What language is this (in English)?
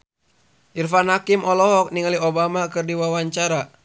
Sundanese